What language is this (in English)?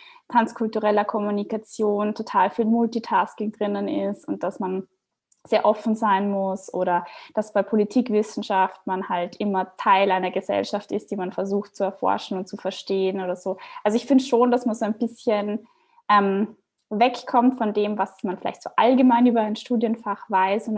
German